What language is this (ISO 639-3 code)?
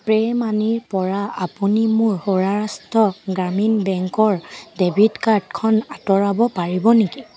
asm